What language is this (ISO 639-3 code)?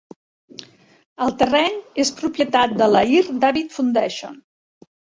cat